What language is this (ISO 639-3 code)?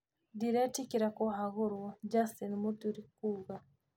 kik